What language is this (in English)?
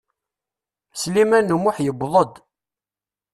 Kabyle